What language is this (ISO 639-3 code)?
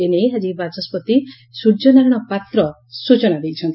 ori